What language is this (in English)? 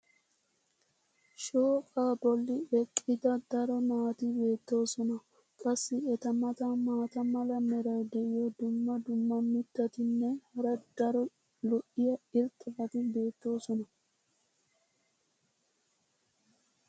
Wolaytta